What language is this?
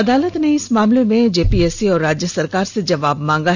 Hindi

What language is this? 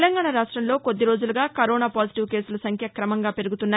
Telugu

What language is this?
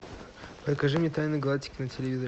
Russian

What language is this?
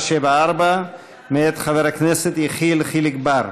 Hebrew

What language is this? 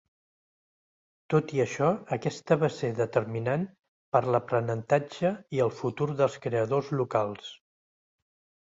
Catalan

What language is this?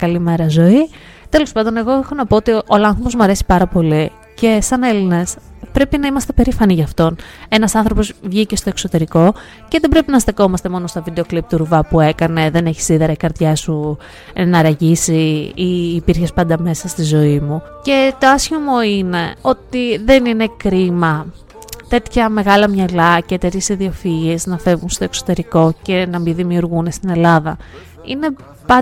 Greek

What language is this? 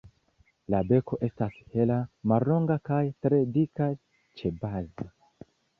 Esperanto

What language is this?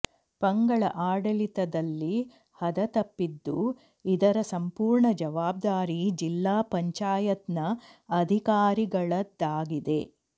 Kannada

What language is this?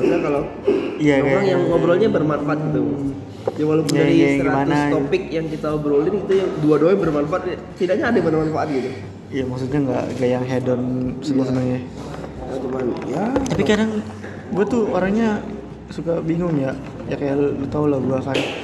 Indonesian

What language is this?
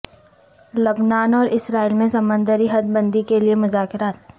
Urdu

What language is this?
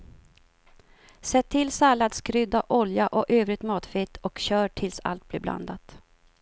Swedish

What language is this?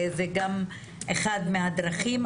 Hebrew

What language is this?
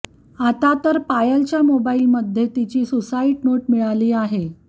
Marathi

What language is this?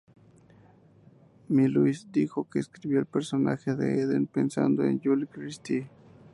Spanish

